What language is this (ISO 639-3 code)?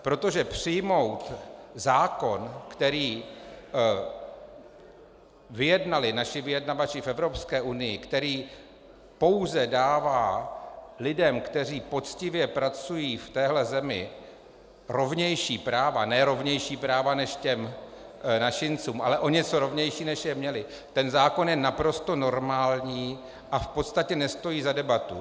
ces